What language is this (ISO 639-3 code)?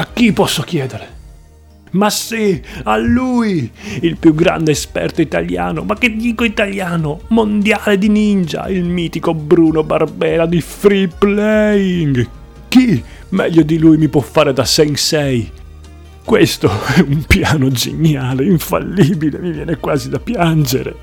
ita